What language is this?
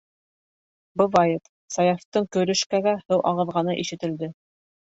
Bashkir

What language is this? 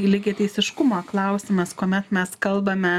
Lithuanian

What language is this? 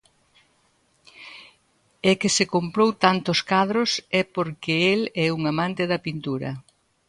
Galician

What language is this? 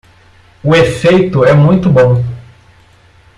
Portuguese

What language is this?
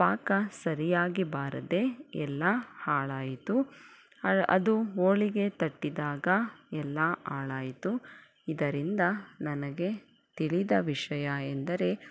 Kannada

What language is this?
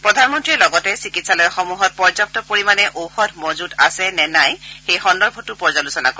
Assamese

